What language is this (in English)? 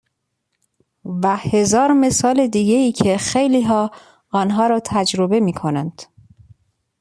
Persian